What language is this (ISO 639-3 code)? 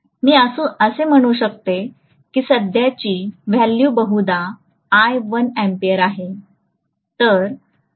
mar